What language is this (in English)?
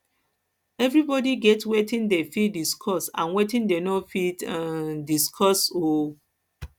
Nigerian Pidgin